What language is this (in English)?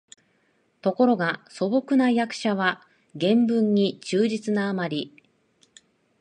Japanese